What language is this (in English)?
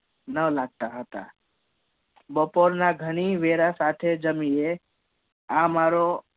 Gujarati